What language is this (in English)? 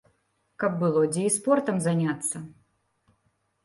Belarusian